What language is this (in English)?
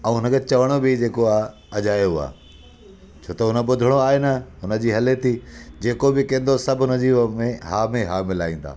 Sindhi